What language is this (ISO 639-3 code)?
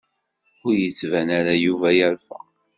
kab